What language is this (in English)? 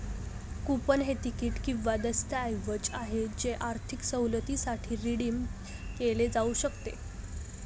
Marathi